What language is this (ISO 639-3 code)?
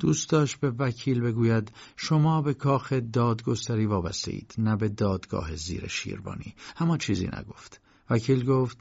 fas